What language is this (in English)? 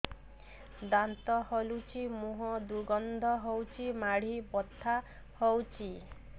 Odia